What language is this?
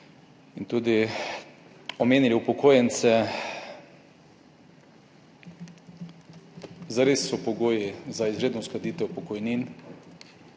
Slovenian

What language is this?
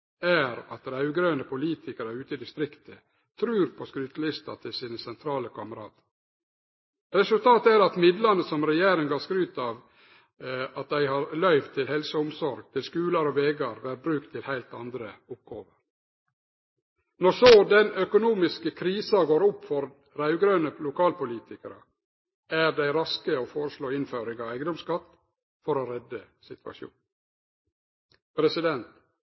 Norwegian Nynorsk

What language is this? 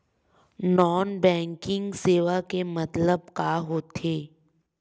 Chhattisgarhi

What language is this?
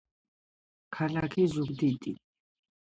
Georgian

